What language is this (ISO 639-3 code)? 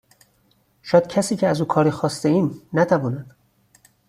fas